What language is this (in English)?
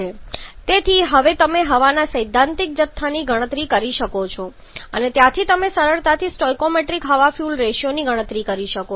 Gujarati